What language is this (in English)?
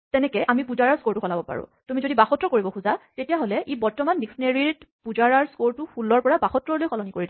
Assamese